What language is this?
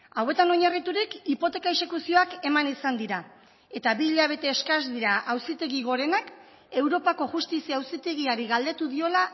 Basque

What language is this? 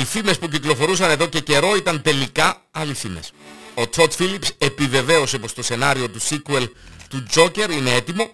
Greek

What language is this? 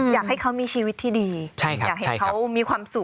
Thai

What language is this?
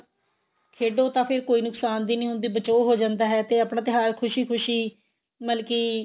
Punjabi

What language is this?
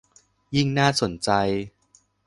Thai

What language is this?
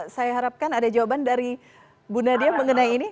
Indonesian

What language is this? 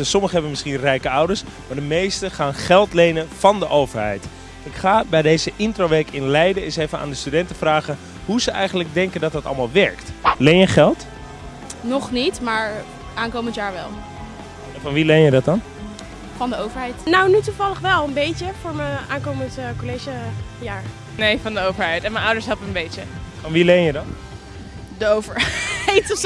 Dutch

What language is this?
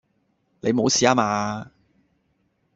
Cantonese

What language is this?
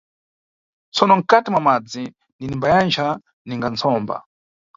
Nyungwe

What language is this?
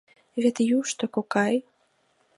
Mari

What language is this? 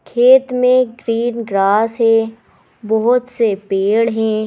Hindi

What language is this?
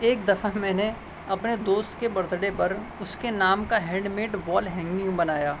Urdu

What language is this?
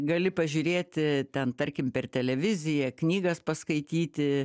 Lithuanian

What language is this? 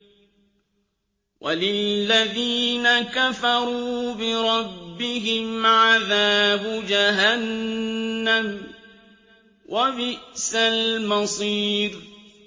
Arabic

